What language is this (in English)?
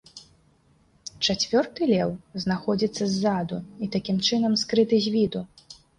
Belarusian